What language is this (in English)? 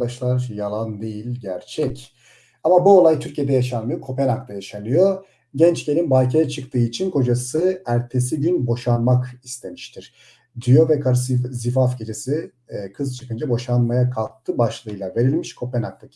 Turkish